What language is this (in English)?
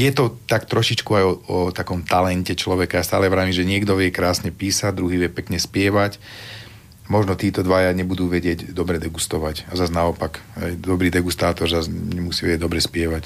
Slovak